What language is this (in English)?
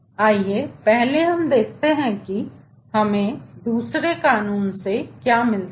Hindi